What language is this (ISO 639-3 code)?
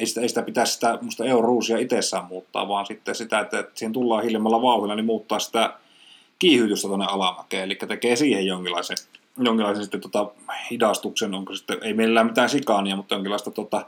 fin